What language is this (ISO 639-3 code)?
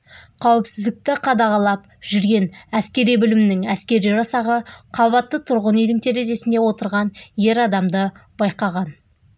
kaz